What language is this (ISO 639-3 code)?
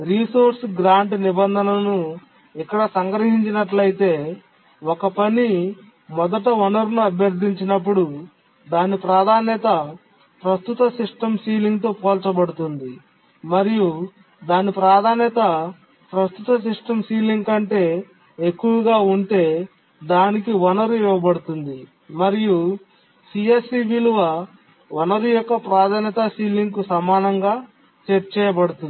tel